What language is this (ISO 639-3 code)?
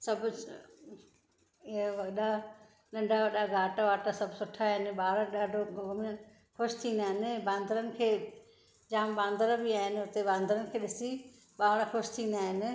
snd